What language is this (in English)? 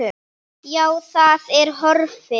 Icelandic